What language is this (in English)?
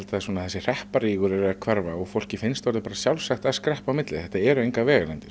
Icelandic